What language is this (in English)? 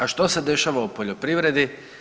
Croatian